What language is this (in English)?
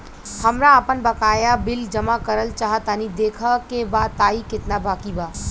Bhojpuri